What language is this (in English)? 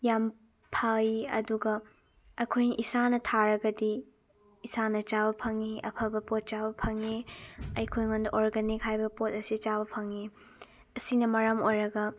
Manipuri